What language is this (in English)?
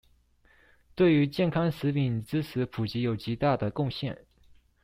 Chinese